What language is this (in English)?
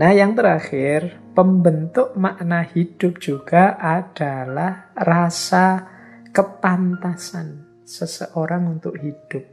Indonesian